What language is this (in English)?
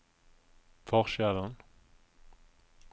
Norwegian